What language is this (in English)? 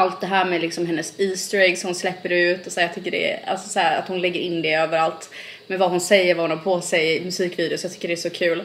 Swedish